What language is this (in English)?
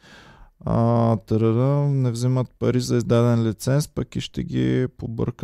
Bulgarian